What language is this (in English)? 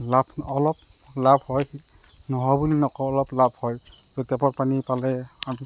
Assamese